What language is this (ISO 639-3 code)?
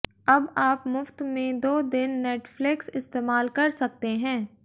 hin